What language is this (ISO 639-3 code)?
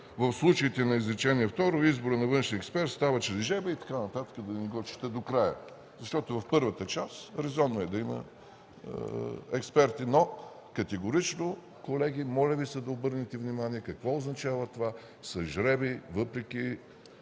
bul